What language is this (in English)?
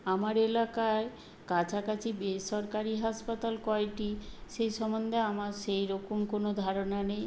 Bangla